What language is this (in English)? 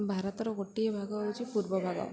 Odia